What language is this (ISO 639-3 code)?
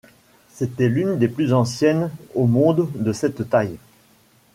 fra